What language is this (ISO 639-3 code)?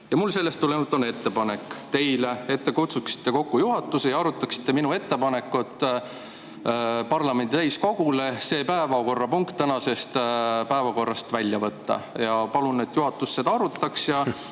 est